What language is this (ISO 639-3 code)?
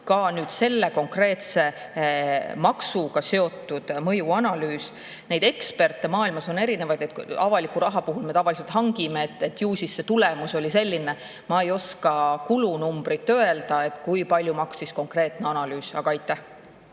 est